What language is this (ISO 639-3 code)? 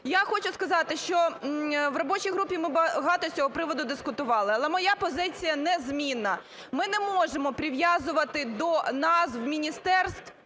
ukr